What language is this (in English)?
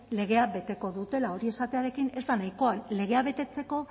Basque